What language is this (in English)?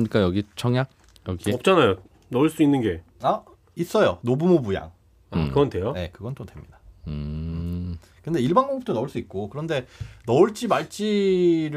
Korean